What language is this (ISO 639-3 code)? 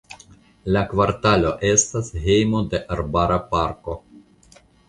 epo